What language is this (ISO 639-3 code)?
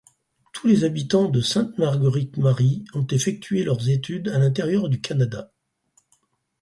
fra